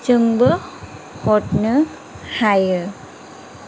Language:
Bodo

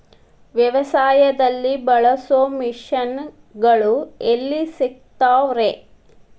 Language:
Kannada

